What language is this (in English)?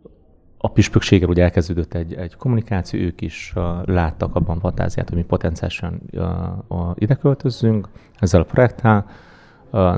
Hungarian